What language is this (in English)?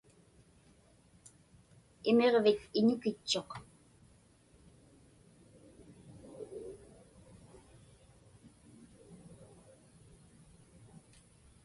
Inupiaq